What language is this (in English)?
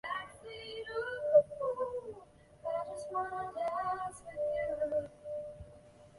Chinese